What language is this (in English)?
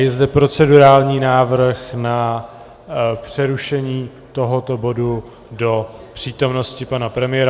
Czech